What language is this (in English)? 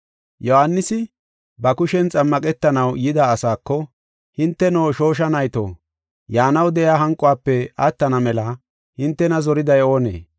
Gofa